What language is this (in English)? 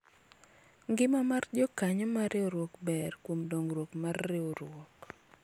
Luo (Kenya and Tanzania)